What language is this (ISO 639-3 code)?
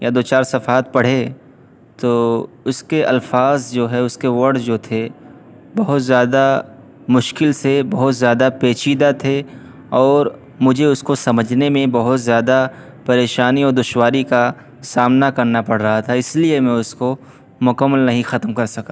urd